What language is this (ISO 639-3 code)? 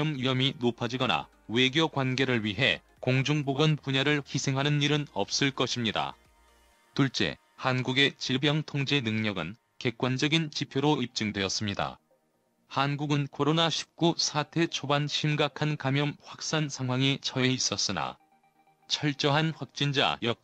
kor